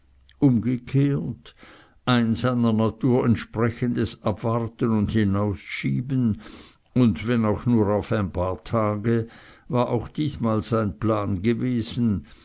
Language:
German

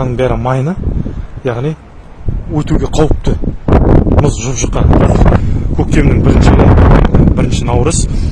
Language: Turkish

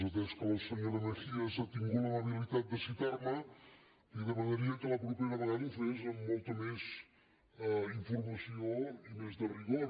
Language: Catalan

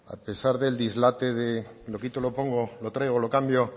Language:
Spanish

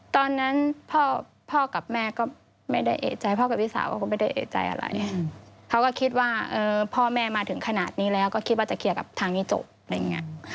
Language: Thai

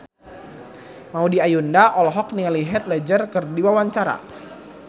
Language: Sundanese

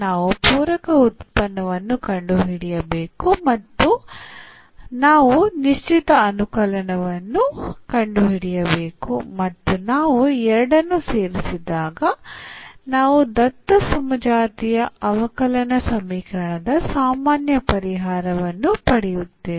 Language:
Kannada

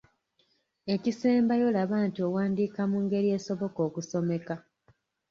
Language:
Ganda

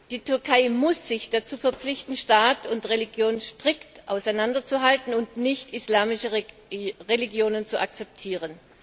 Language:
German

